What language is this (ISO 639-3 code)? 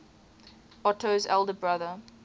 eng